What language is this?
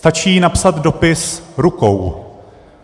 Czech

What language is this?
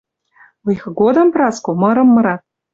Western Mari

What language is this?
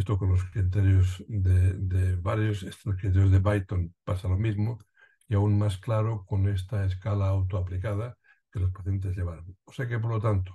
Spanish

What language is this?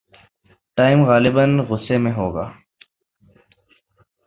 Urdu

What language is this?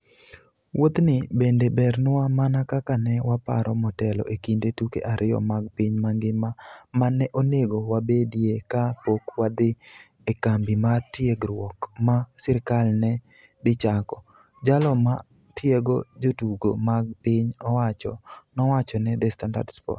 Luo (Kenya and Tanzania)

